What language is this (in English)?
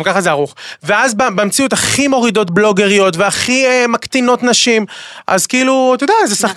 Hebrew